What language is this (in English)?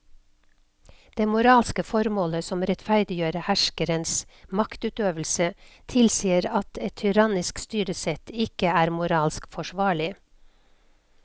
Norwegian